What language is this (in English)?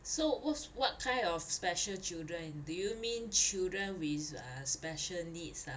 English